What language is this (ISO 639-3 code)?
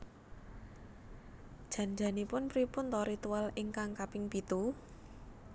jav